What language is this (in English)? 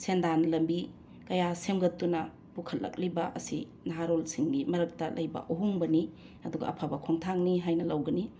Manipuri